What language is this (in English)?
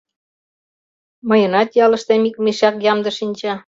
Mari